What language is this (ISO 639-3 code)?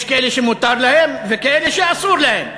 heb